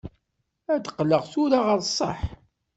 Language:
Kabyle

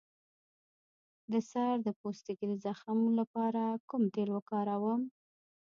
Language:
Pashto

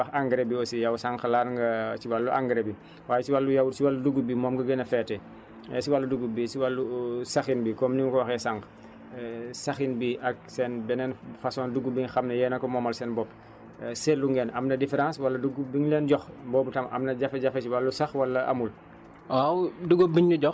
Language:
Wolof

